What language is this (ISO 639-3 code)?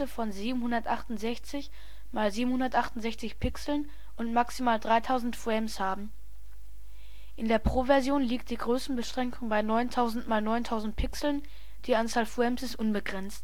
deu